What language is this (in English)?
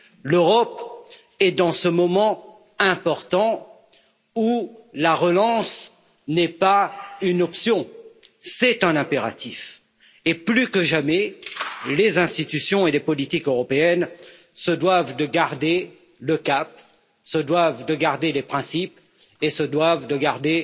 French